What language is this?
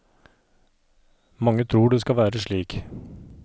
Norwegian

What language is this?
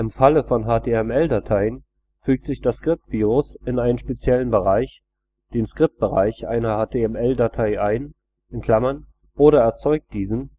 German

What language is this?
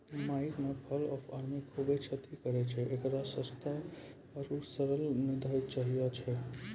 Maithili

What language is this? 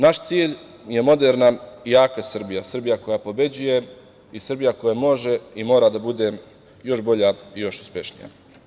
Serbian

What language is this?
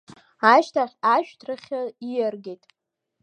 Abkhazian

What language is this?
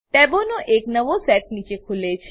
Gujarati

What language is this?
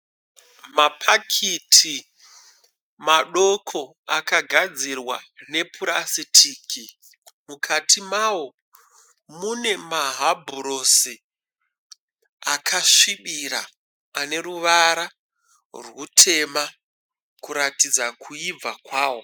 Shona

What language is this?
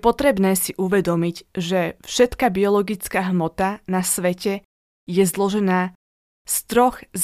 Slovak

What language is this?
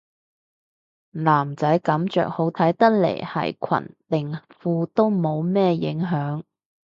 Cantonese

